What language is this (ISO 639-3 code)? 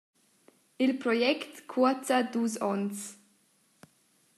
roh